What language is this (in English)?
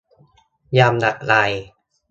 Thai